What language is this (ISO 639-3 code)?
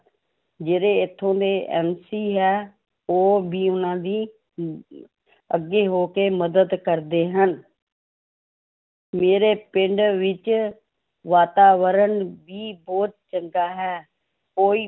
pan